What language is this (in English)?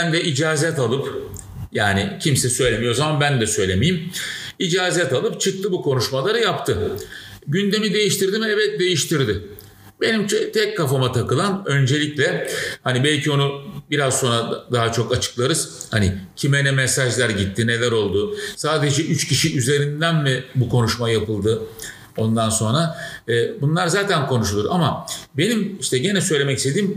Turkish